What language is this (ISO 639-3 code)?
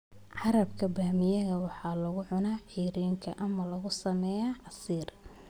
som